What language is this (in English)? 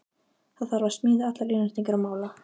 Icelandic